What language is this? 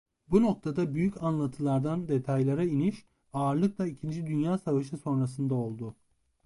Turkish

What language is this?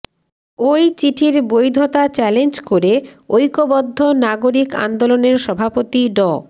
Bangla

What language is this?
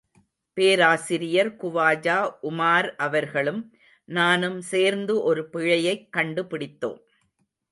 Tamil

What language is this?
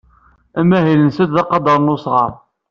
Kabyle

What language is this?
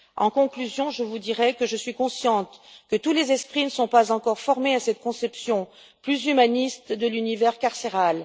French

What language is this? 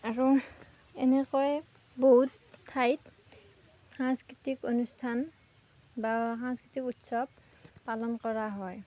Assamese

